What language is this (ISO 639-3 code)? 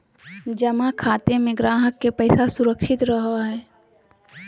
mag